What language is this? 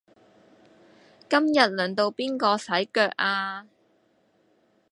Cantonese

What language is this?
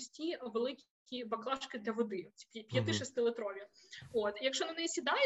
Ukrainian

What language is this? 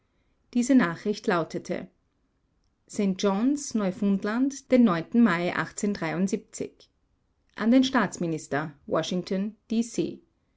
German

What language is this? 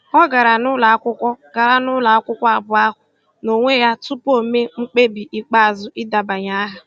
Igbo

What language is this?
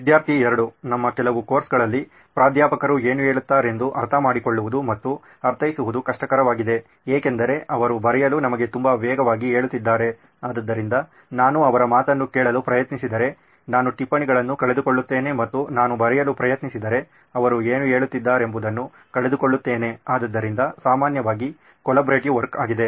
Kannada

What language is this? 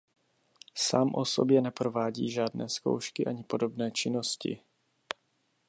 Czech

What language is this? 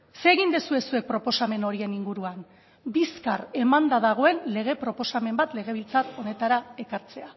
Basque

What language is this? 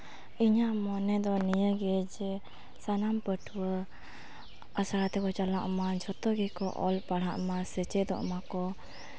Santali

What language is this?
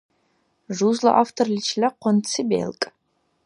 Dargwa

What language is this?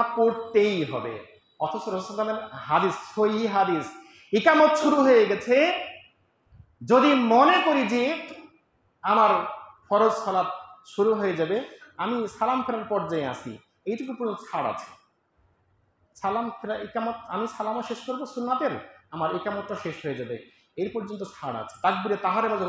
Arabic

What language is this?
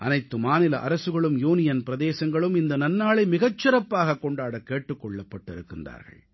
Tamil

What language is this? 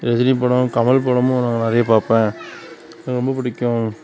Tamil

